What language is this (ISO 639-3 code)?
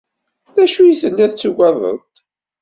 kab